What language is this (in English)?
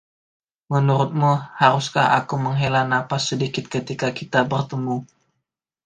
Indonesian